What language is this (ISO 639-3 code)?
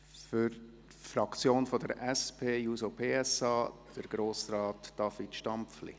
gsw